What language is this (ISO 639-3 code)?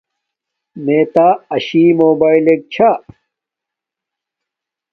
dmk